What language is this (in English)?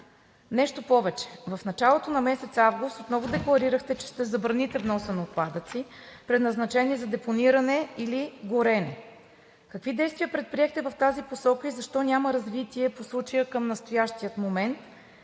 Bulgarian